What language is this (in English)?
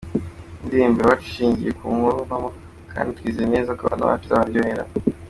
Kinyarwanda